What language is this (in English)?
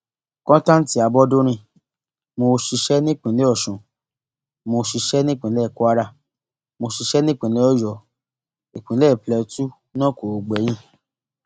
Yoruba